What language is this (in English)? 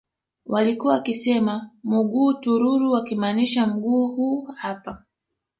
Swahili